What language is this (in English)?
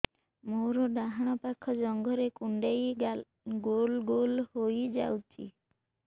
Odia